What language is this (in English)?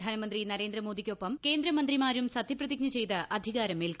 Malayalam